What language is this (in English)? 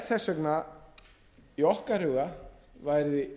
Icelandic